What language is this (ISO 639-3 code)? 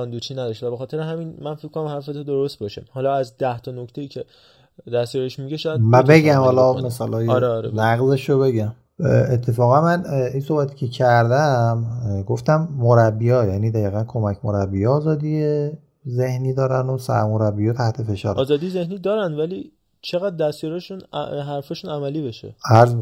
fas